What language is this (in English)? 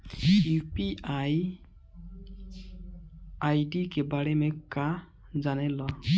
Bhojpuri